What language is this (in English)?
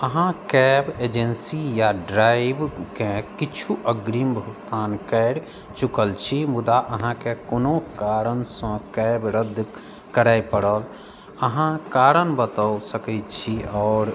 Maithili